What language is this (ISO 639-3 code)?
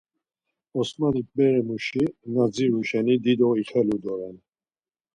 lzz